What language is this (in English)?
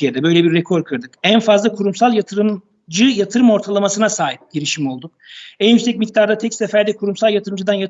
Turkish